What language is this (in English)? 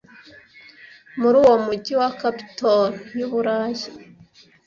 Kinyarwanda